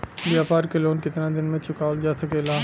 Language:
Bhojpuri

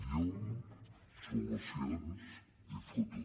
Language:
Catalan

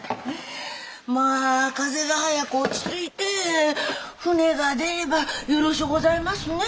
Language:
Japanese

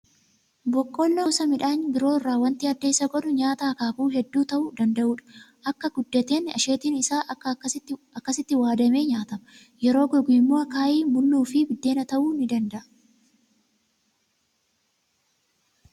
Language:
Oromo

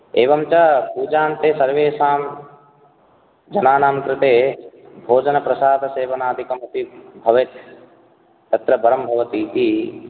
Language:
Sanskrit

